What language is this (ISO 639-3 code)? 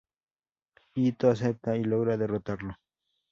spa